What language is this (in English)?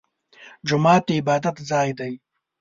Pashto